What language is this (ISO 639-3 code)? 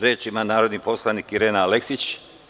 srp